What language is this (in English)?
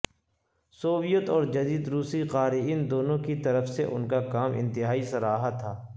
Urdu